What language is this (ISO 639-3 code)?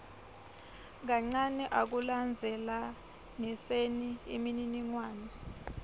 ssw